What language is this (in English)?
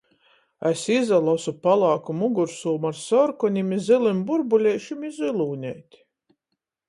Latgalian